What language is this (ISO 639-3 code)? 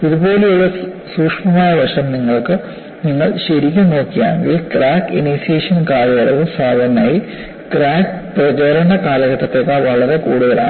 mal